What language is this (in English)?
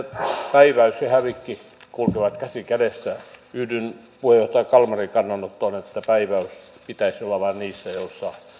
Finnish